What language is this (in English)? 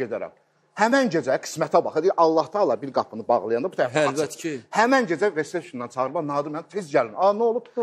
Turkish